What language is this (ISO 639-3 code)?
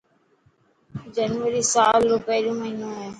mki